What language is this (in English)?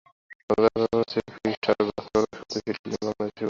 Bangla